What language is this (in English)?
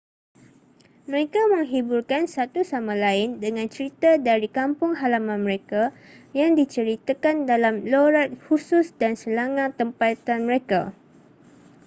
Malay